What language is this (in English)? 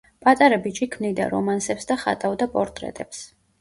Georgian